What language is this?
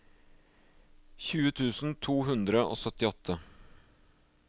Norwegian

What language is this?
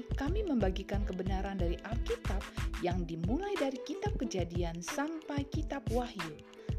Indonesian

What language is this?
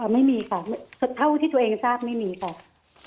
Thai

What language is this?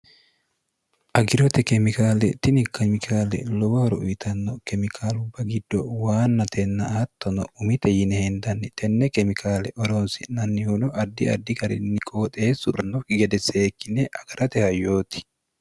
Sidamo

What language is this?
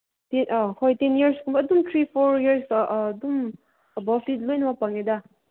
Manipuri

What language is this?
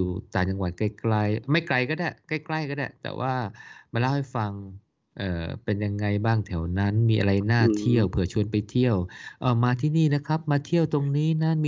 Thai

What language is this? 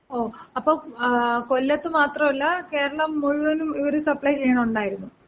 Malayalam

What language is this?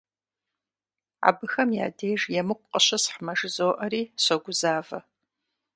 Kabardian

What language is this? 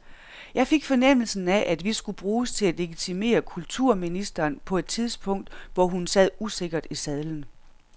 Danish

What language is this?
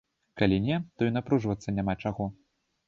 Belarusian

